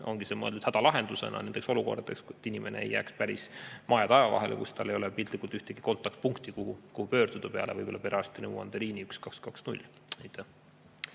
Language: Estonian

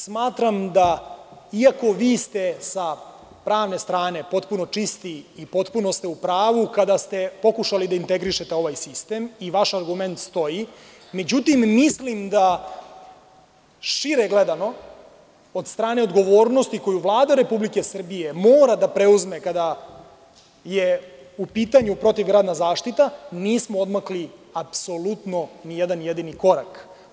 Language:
Serbian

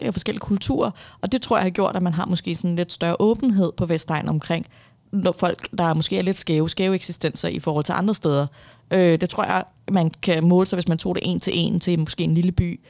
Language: Danish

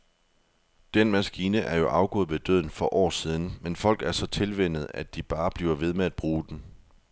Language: Danish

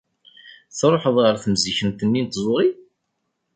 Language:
Kabyle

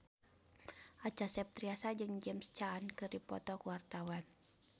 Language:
Sundanese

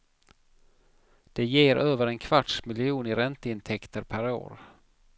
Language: Swedish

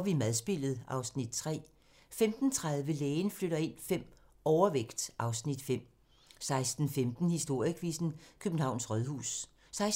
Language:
Danish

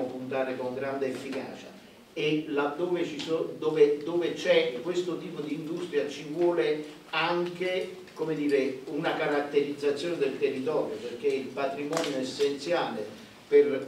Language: Italian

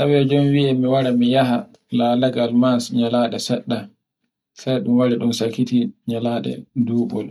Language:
Borgu Fulfulde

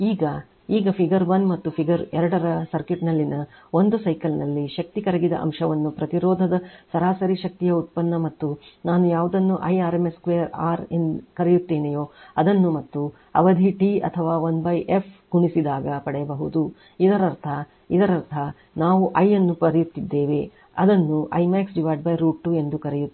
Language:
Kannada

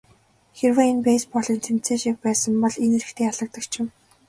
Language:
Mongolian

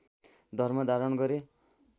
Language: Nepali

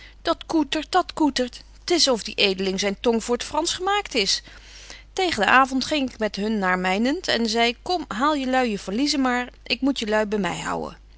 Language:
Dutch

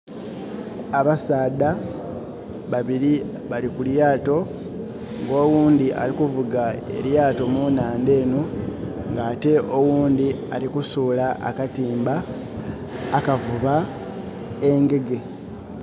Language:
Soga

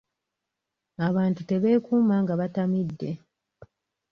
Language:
Ganda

